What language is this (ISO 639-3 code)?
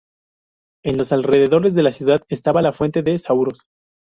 spa